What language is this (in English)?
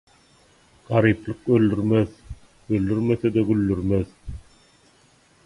Turkmen